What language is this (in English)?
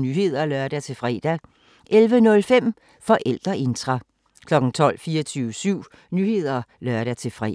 Danish